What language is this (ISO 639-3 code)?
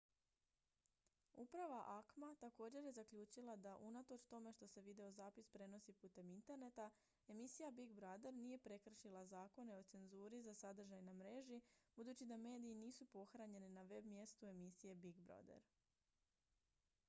hrv